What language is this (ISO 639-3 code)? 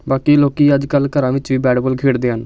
pan